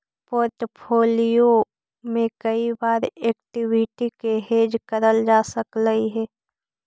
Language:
Magahi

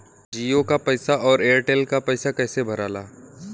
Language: Bhojpuri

